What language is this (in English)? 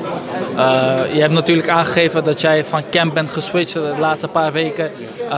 Dutch